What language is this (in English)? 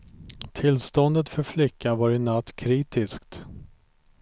Swedish